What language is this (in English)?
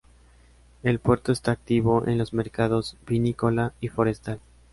Spanish